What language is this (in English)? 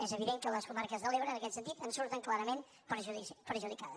Catalan